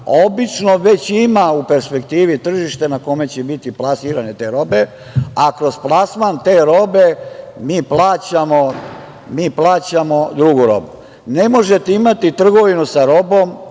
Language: Serbian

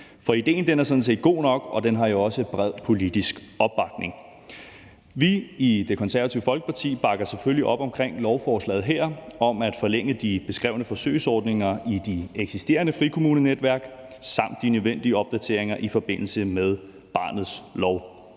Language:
Danish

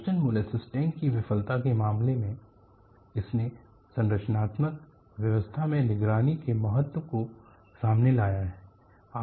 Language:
Hindi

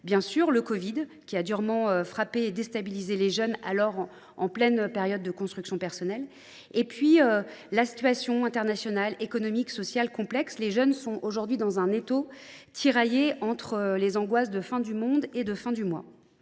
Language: French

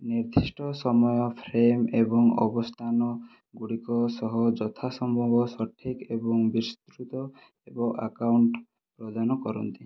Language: Odia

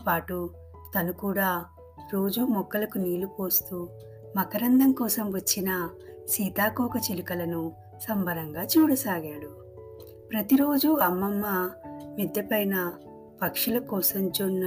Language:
Telugu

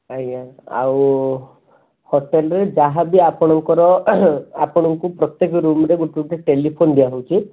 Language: Odia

